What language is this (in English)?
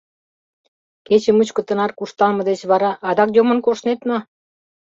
Mari